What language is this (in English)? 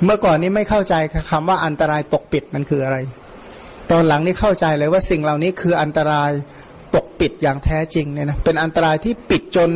Thai